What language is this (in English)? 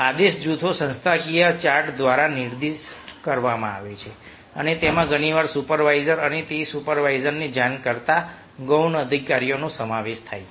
Gujarati